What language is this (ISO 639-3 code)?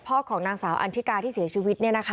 tha